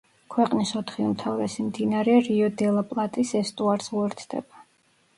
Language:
Georgian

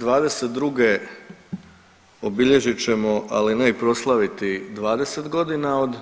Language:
Croatian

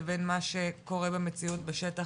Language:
Hebrew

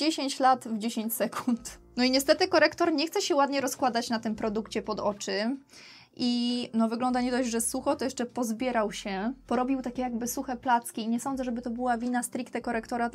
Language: Polish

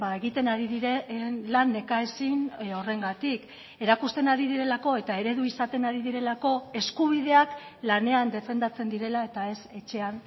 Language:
Basque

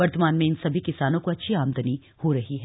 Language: Hindi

